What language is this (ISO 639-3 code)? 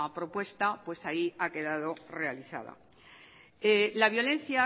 spa